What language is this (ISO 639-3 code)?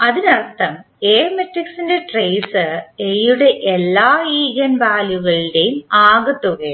mal